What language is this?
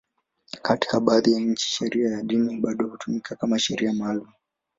Swahili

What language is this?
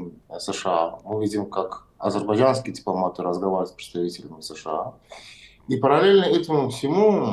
Russian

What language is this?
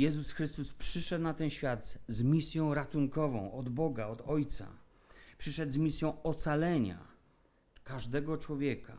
Polish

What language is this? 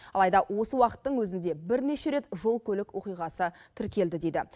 Kazakh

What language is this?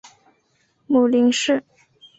Chinese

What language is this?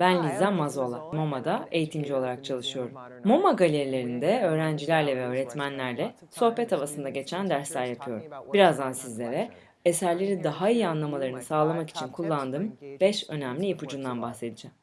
Turkish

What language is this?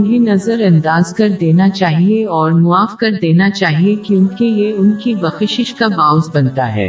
Urdu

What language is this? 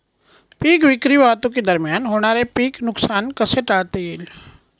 Marathi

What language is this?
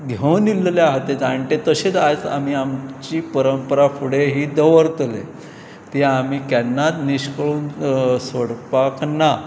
Konkani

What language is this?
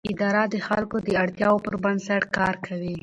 Pashto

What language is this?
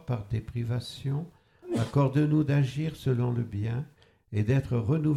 French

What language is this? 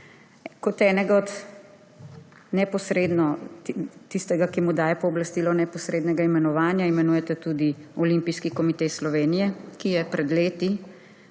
Slovenian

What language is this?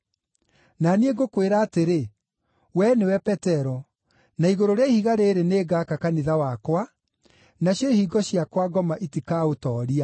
Kikuyu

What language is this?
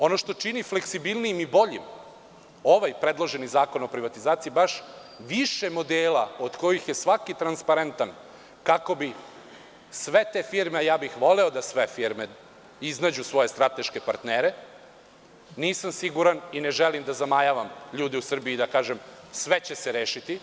Serbian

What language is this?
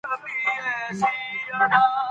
Pashto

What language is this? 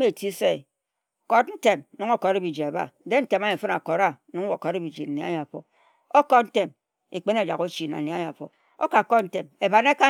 Ejagham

